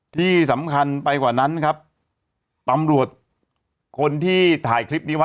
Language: Thai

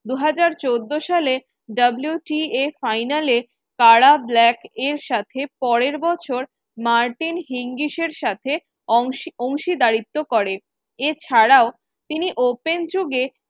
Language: Bangla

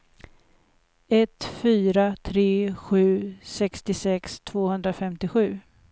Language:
Swedish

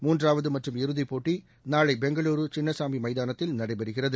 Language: Tamil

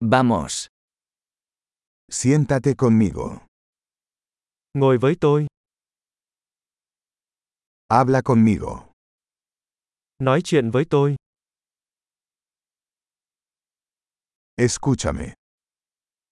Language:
Spanish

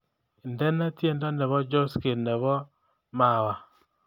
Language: Kalenjin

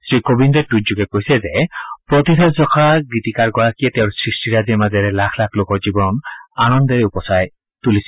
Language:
Assamese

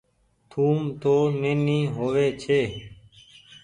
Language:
Goaria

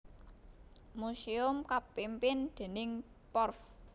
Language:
Javanese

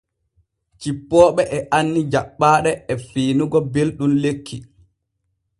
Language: Borgu Fulfulde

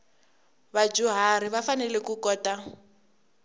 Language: Tsonga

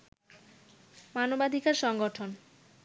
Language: Bangla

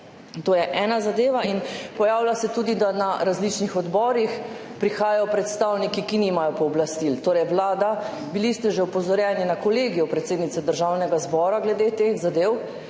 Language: Slovenian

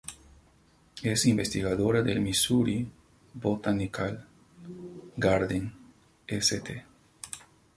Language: Spanish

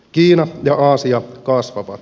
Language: Finnish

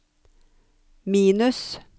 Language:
Norwegian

